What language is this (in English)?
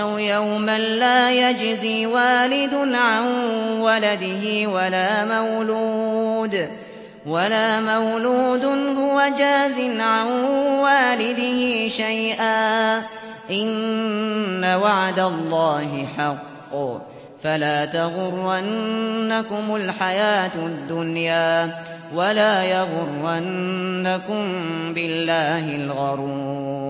Arabic